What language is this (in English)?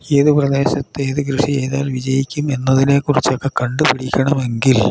Malayalam